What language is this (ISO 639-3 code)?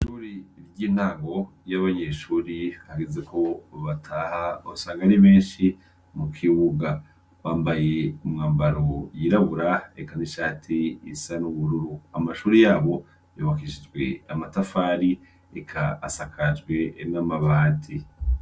run